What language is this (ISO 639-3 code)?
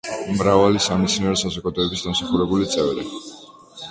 kat